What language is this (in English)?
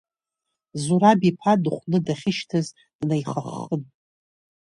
Abkhazian